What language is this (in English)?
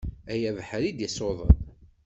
Kabyle